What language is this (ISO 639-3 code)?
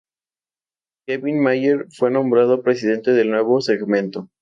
spa